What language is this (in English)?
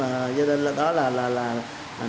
Vietnamese